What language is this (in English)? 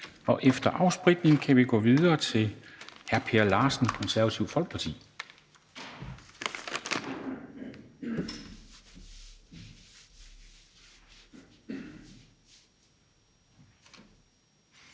Danish